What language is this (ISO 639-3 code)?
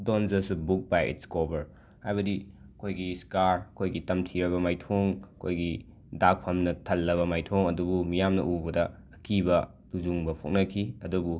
mni